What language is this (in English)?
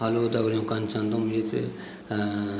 Garhwali